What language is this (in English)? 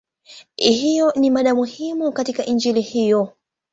Swahili